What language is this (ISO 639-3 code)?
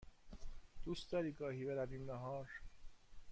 fas